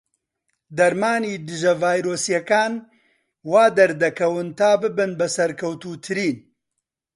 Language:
Central Kurdish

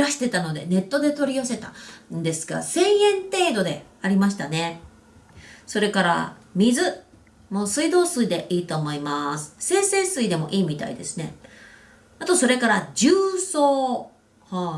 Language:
Japanese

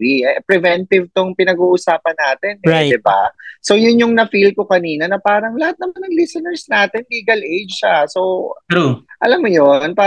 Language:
Filipino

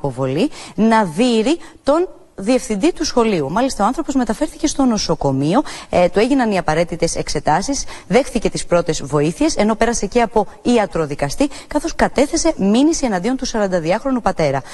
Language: Greek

